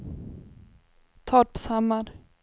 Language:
Swedish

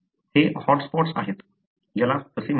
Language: Marathi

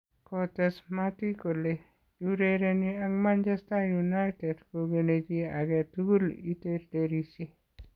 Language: Kalenjin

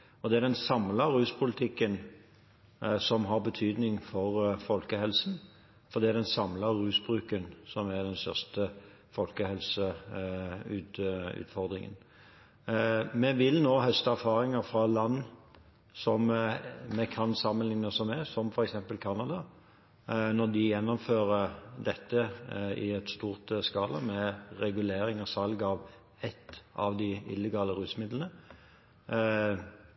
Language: Norwegian Bokmål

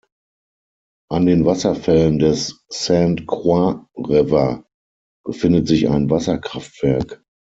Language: German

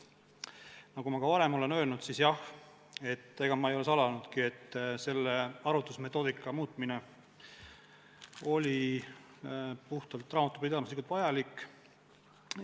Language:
Estonian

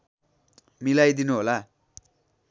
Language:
Nepali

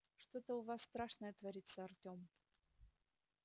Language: Russian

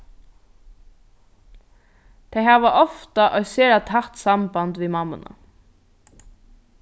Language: Faroese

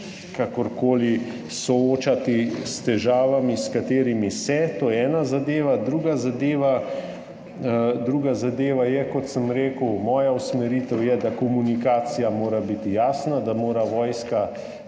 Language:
Slovenian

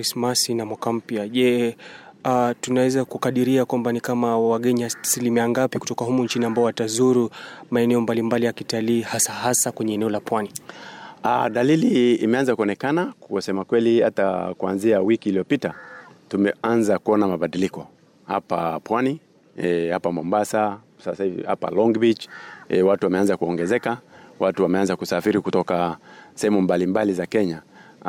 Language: Swahili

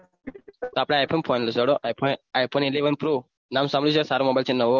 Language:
Gujarati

